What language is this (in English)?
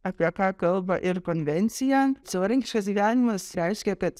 Lithuanian